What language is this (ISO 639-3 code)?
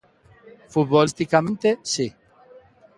glg